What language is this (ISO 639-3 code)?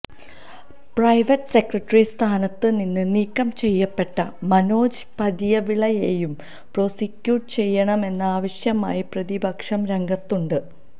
mal